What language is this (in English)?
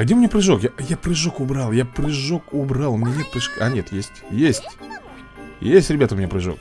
Russian